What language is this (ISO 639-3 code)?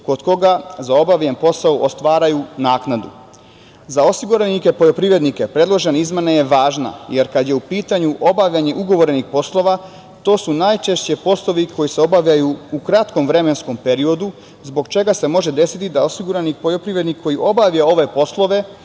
srp